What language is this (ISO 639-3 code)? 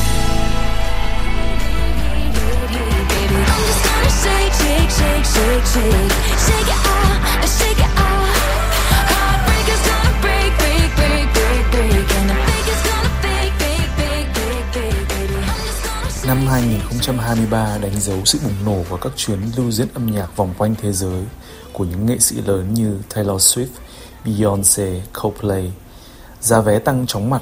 vie